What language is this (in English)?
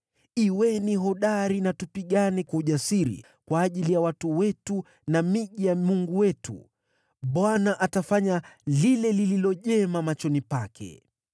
Swahili